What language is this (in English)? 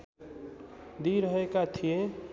Nepali